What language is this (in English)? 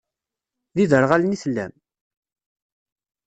Kabyle